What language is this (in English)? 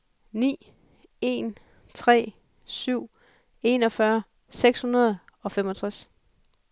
Danish